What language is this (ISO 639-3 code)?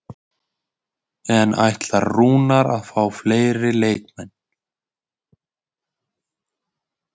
isl